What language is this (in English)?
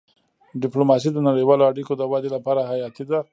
Pashto